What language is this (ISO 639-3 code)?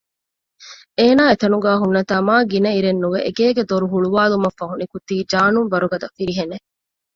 div